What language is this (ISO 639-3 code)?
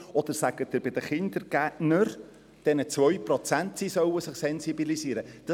gsw